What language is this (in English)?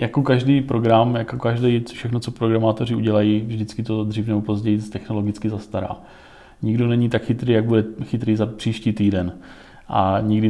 Czech